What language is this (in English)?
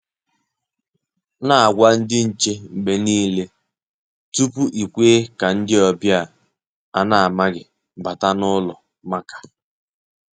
Igbo